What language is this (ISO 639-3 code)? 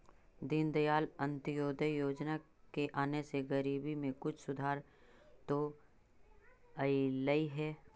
mag